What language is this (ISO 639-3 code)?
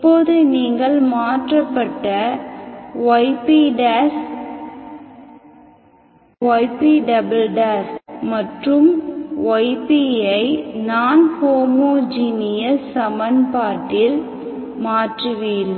tam